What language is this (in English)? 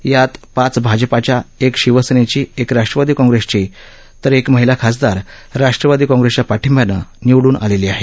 Marathi